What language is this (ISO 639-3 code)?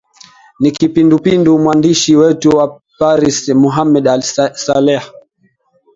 swa